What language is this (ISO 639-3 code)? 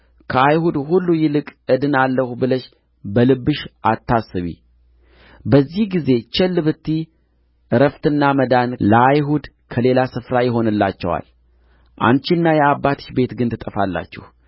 amh